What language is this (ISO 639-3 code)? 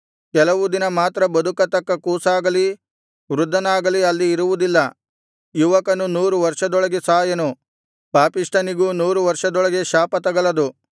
kan